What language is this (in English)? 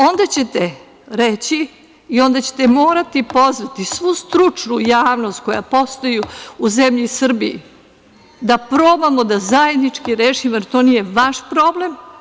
Serbian